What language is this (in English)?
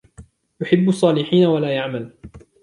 Arabic